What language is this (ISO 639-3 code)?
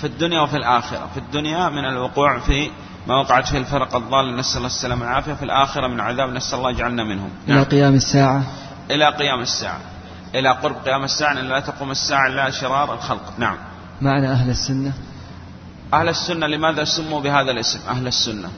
ara